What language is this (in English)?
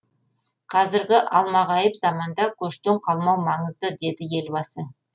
Kazakh